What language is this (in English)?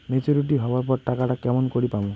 Bangla